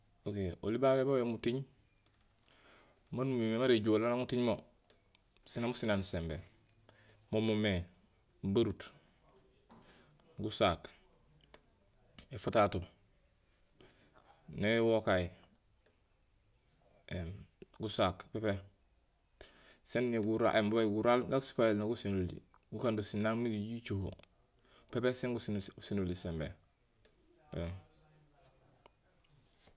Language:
Gusilay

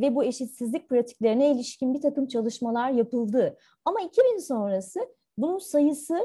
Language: Turkish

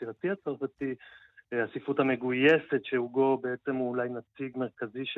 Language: Hebrew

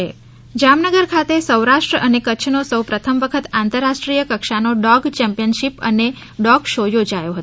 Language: Gujarati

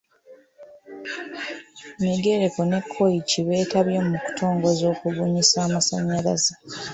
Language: Ganda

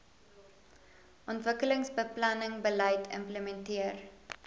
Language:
Afrikaans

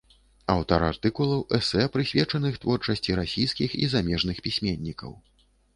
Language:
Belarusian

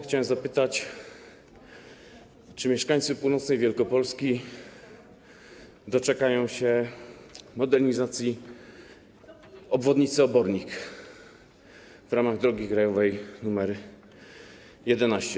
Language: Polish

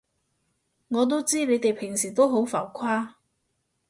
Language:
Cantonese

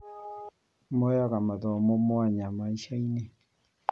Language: Kikuyu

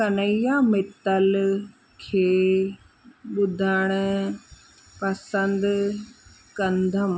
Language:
Sindhi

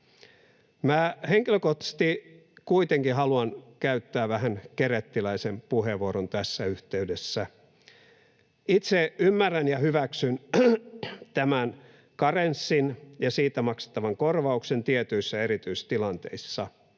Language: Finnish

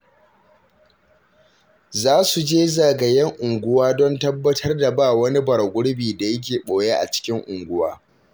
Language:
Hausa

